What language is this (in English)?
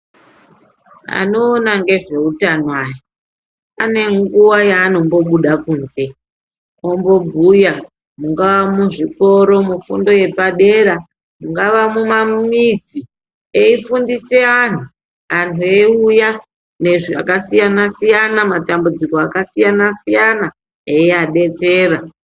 Ndau